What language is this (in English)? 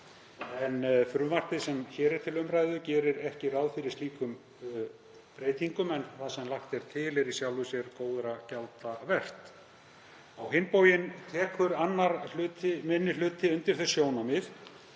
Icelandic